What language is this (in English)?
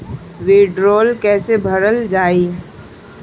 Bhojpuri